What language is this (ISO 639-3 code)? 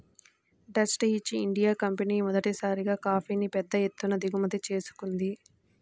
tel